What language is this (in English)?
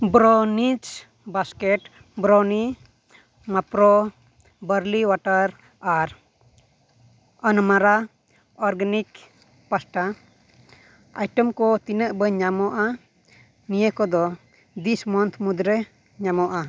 Santali